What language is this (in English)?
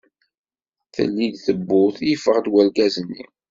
Kabyle